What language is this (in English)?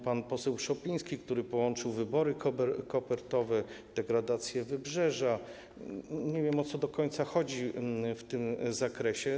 Polish